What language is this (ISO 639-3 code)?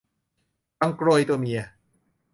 tha